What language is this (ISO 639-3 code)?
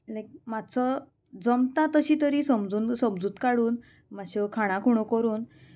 kok